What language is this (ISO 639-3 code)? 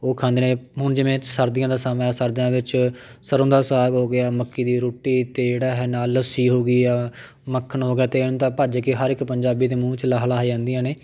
pan